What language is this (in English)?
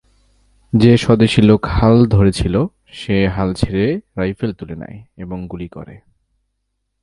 Bangla